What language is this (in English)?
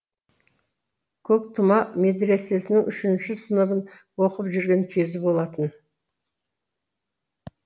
Kazakh